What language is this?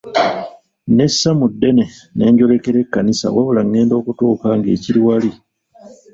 Ganda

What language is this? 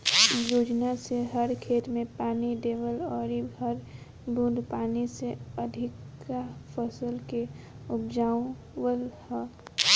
Bhojpuri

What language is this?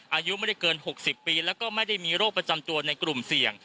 Thai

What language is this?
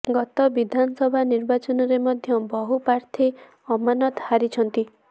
Odia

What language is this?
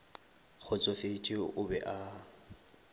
Northern Sotho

